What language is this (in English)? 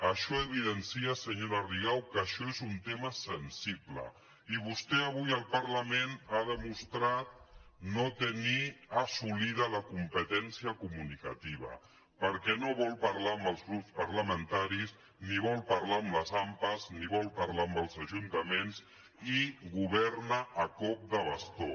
Catalan